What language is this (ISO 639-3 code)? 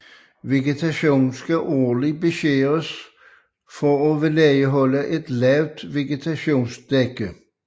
dan